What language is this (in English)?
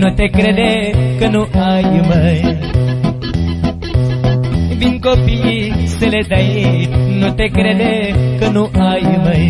Romanian